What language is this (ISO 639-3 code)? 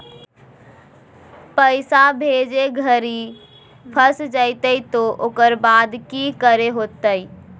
mag